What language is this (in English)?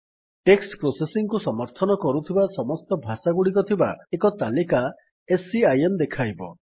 Odia